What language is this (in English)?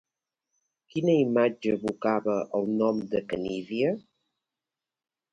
Catalan